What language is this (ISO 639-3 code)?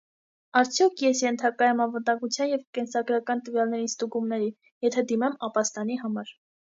hye